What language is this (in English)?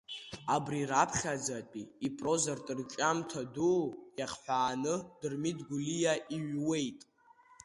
Abkhazian